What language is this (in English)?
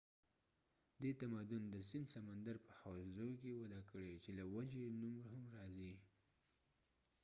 Pashto